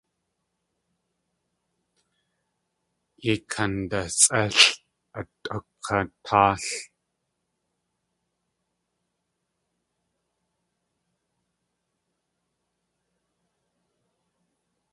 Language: Tlingit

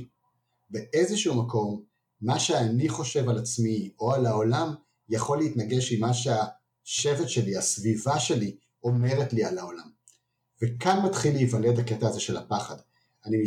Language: Hebrew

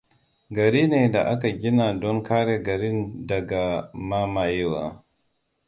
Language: Hausa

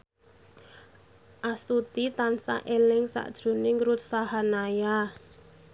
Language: Javanese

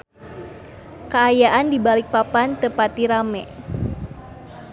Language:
Sundanese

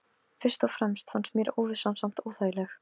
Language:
Icelandic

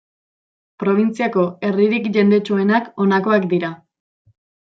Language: Basque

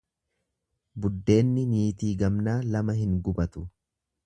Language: Oromo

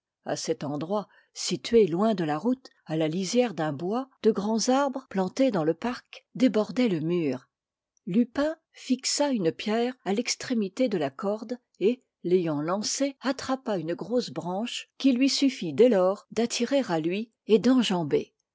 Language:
French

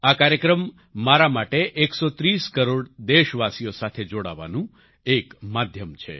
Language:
Gujarati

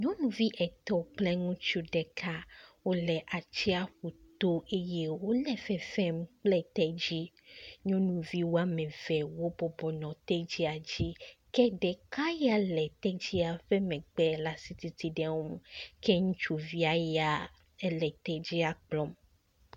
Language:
Ewe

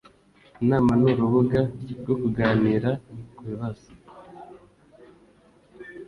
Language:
Kinyarwanda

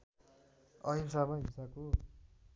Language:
Nepali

